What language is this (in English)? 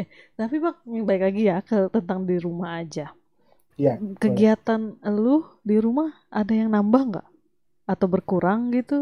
Indonesian